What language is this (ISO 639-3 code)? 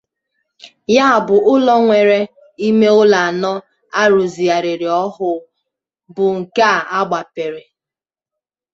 ibo